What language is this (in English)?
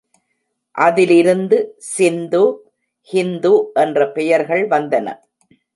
Tamil